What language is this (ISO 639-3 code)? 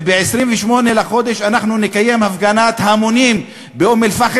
heb